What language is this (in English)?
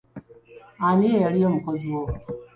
Ganda